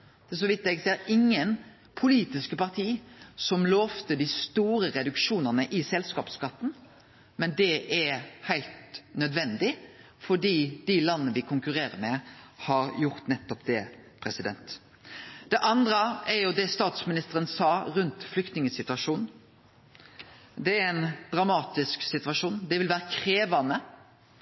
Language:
Norwegian Nynorsk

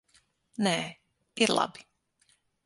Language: Latvian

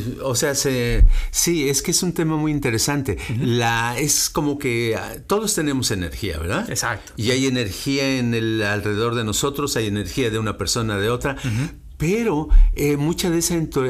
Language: Spanish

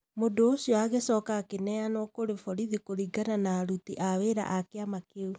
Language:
Kikuyu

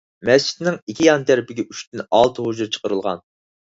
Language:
Uyghur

